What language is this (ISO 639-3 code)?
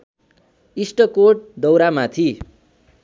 nep